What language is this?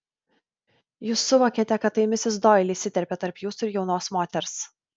Lithuanian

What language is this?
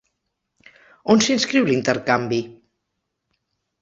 Catalan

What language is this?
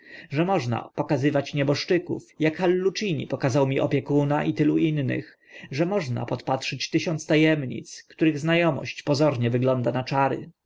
Polish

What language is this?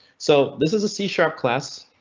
English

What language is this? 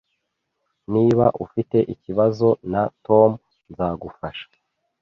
Kinyarwanda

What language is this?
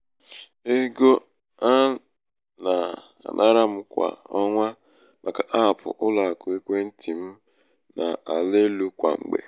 Igbo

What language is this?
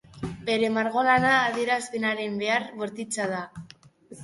Basque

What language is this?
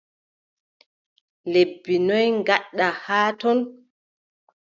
Adamawa Fulfulde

